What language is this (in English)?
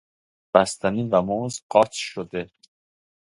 Persian